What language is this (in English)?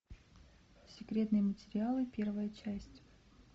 Russian